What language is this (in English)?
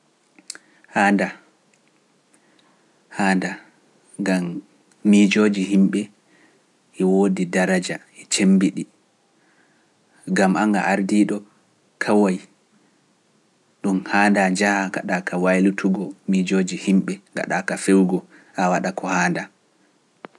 Pular